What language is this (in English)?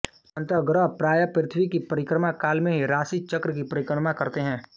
Hindi